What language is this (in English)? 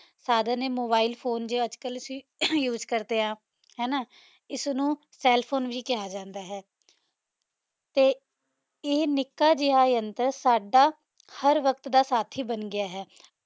Punjabi